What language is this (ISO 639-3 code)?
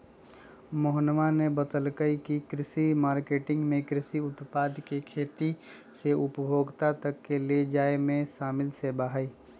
mag